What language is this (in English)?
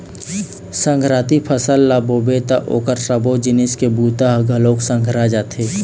Chhattisgarhi